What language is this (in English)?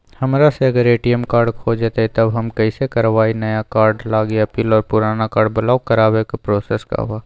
Magahi